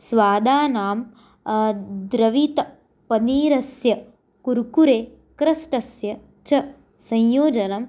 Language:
Sanskrit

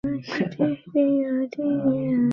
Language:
Bangla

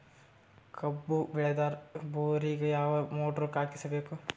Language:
Kannada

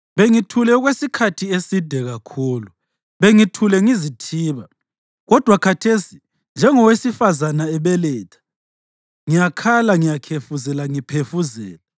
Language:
North Ndebele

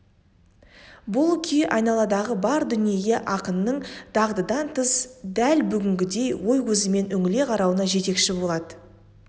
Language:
Kazakh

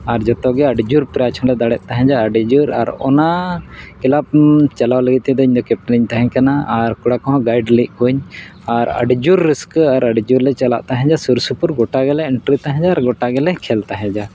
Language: Santali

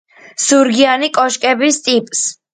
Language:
Georgian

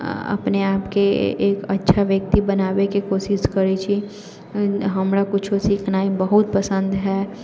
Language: Maithili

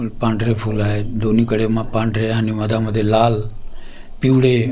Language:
Marathi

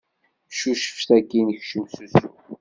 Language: Kabyle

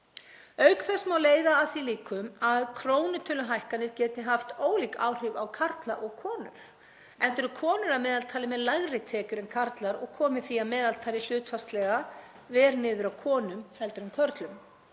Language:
Icelandic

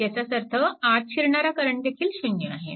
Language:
Marathi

